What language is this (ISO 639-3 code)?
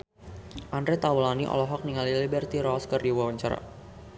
sun